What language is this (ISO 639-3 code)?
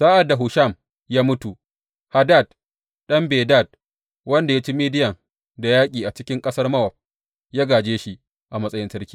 hau